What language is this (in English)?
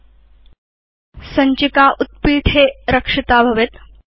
Sanskrit